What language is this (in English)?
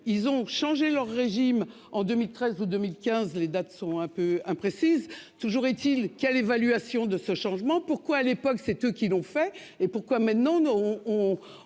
French